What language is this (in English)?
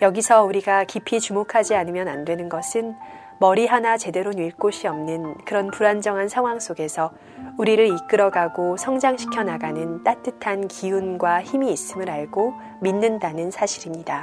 Korean